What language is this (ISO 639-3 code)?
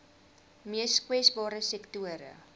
afr